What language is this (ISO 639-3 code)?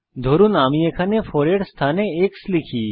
ben